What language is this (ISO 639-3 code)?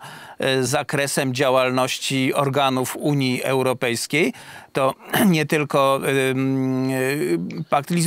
pol